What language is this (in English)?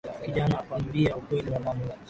Swahili